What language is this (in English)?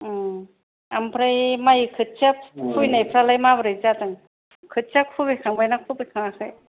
Bodo